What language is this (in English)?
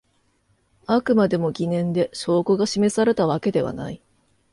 Japanese